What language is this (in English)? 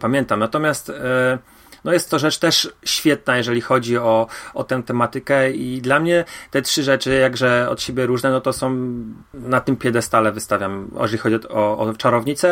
Polish